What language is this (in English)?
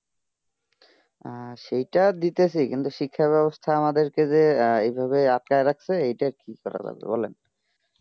Bangla